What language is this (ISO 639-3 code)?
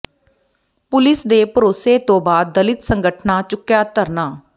pan